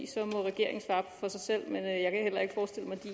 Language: Danish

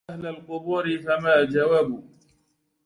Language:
Arabic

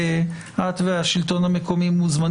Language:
Hebrew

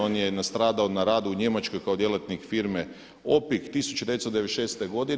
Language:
Croatian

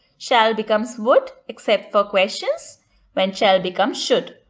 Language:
English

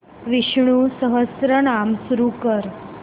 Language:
Marathi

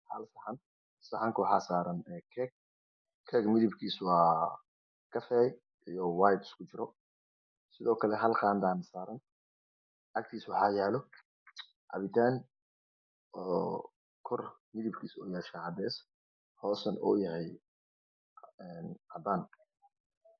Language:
Somali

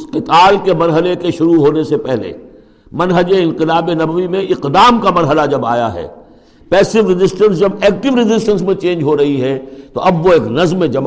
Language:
Urdu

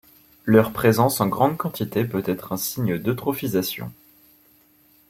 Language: French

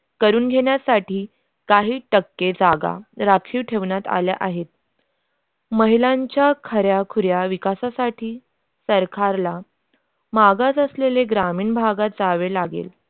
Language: Marathi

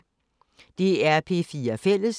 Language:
Danish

